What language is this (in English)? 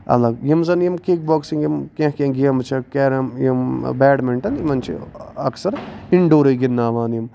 Kashmiri